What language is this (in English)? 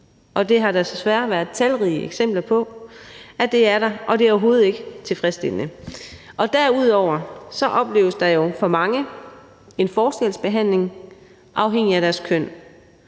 Danish